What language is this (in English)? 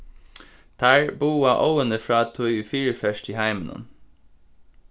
Faroese